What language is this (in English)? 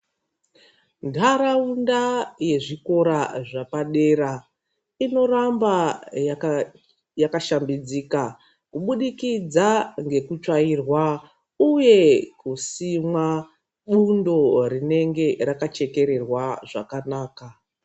Ndau